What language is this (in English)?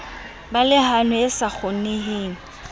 Southern Sotho